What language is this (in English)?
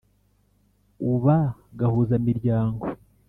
Kinyarwanda